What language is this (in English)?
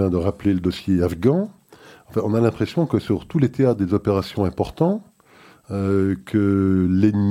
French